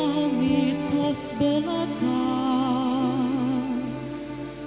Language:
Indonesian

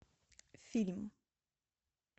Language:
Russian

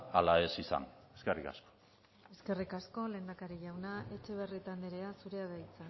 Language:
Basque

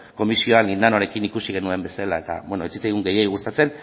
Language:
Basque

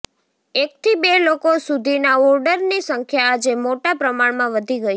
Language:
Gujarati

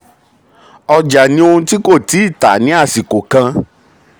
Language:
Yoruba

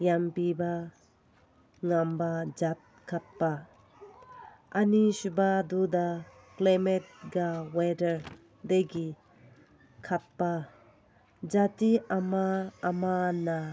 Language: Manipuri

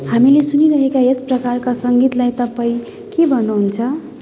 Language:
Nepali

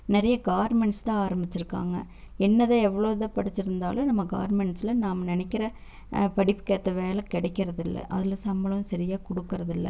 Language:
Tamil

